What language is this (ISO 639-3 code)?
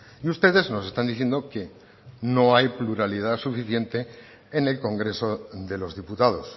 spa